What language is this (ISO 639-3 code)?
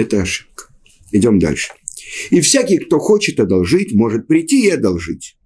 rus